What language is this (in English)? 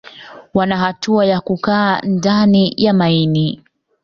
Swahili